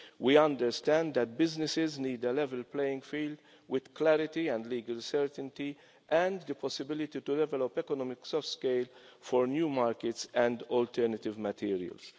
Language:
English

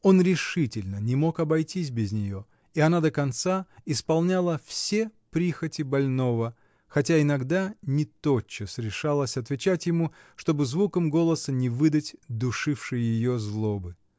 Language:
Russian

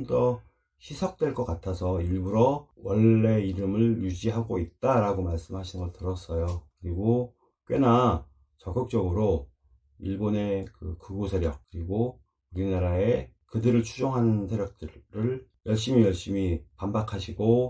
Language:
Korean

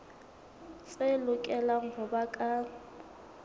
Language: Southern Sotho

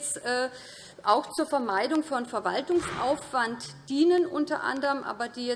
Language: German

